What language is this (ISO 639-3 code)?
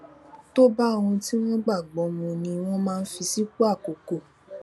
yor